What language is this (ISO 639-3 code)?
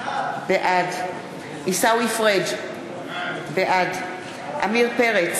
heb